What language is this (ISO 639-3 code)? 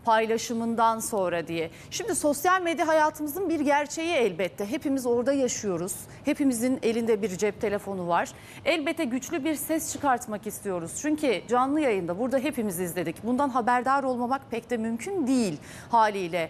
tur